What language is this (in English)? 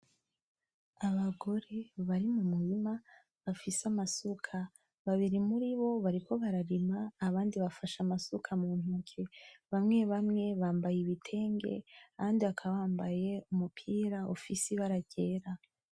Rundi